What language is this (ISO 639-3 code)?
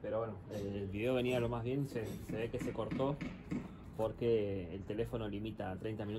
spa